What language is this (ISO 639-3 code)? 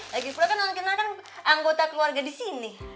ind